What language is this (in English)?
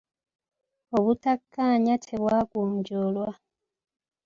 Ganda